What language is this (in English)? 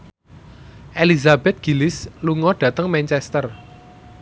Javanese